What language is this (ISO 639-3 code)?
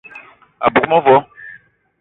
eto